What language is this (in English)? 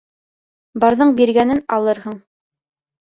Bashkir